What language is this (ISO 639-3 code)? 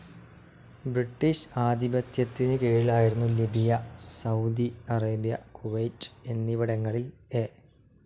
mal